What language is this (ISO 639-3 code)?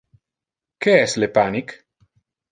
ina